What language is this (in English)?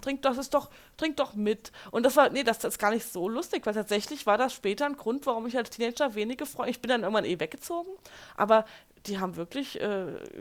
German